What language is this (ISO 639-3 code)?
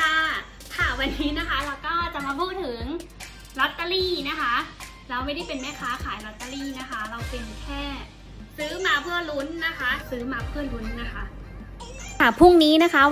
tha